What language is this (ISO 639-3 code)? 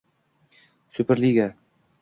uzb